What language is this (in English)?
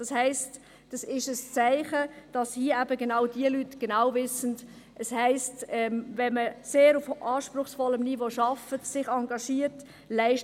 Swiss German